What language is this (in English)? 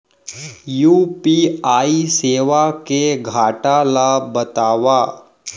Chhattisgarhi